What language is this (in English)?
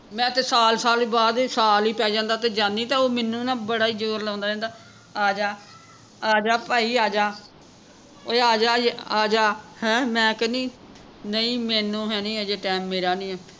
Punjabi